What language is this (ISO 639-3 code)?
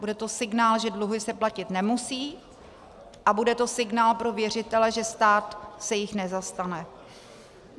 ces